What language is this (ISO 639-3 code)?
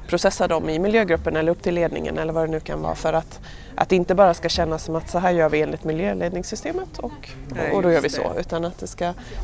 swe